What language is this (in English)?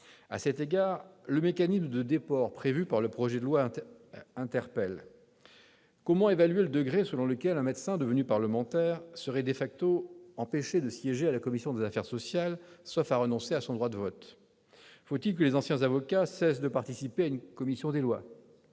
French